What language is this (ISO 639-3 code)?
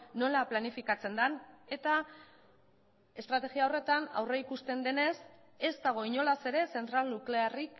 eus